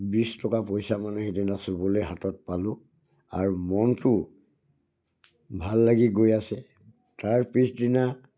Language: Assamese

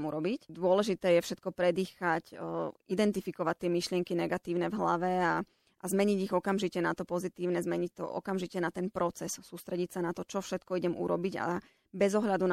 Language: Slovak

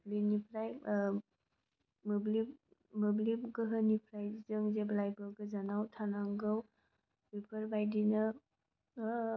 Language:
Bodo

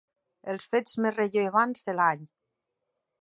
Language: Catalan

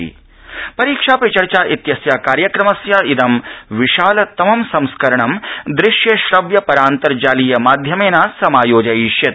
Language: Sanskrit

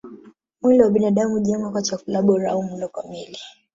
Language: Swahili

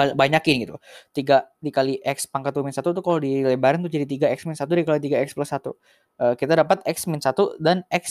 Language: Indonesian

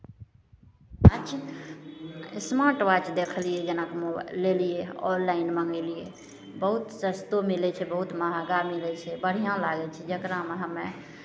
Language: Maithili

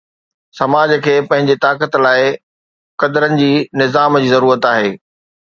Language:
Sindhi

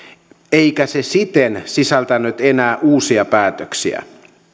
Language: Finnish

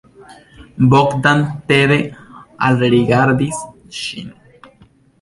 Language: Esperanto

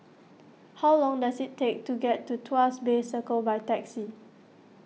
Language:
English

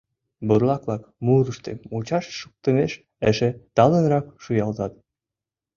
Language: Mari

